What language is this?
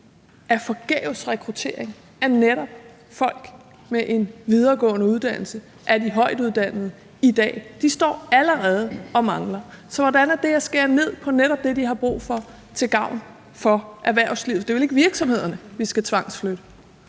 Danish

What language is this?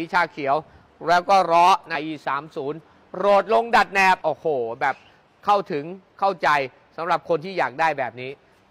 Thai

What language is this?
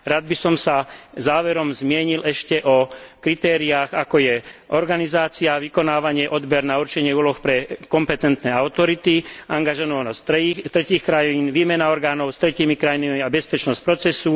Slovak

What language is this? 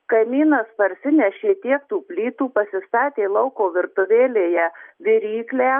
Lithuanian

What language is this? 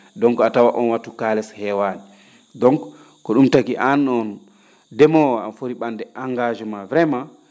Fula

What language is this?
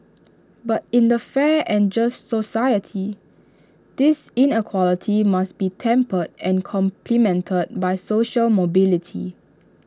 English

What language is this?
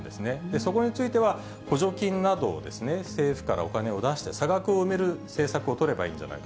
Japanese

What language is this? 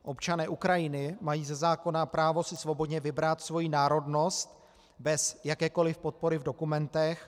Czech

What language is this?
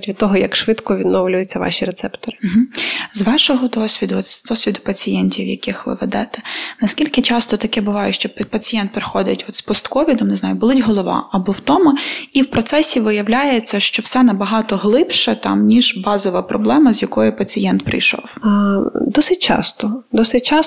Ukrainian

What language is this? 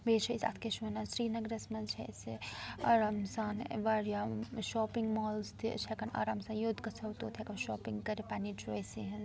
Kashmiri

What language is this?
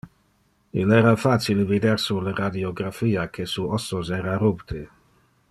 Interlingua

